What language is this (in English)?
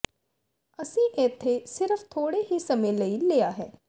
Punjabi